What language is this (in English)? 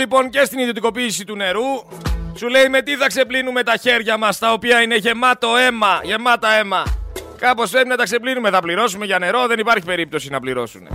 Greek